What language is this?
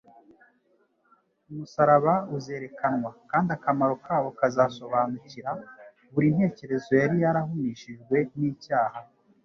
Kinyarwanda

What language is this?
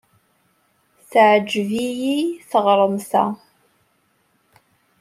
Kabyle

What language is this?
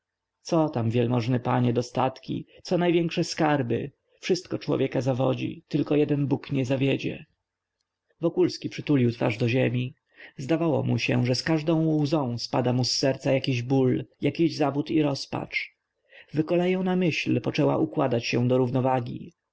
Polish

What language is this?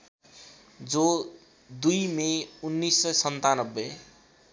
Nepali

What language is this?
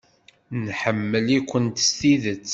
Kabyle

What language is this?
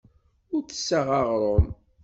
Kabyle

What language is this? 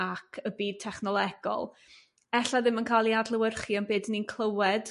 Welsh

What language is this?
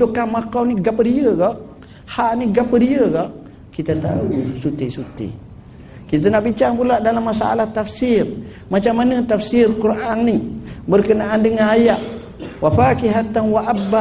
Malay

